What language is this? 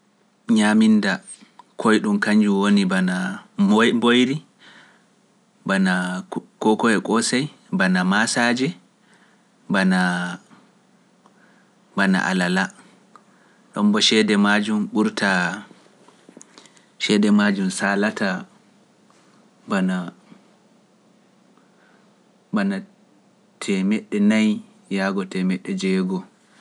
Pular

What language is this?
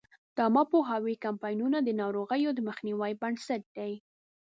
Pashto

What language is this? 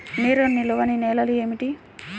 Telugu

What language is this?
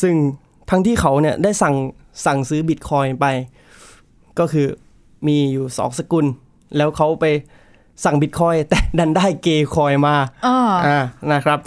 Thai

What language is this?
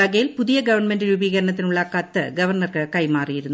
Malayalam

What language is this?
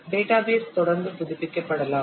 Tamil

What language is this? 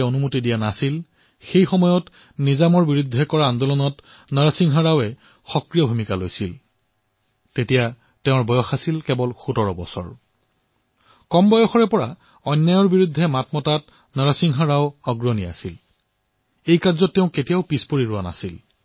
Assamese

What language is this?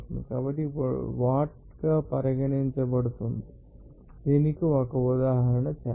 Telugu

